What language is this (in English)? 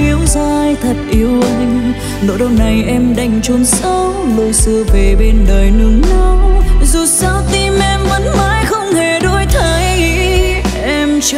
Vietnamese